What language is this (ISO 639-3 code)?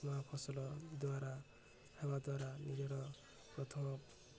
ori